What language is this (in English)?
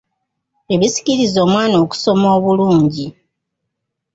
Ganda